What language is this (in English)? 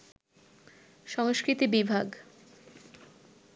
Bangla